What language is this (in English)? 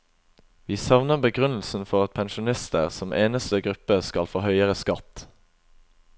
Norwegian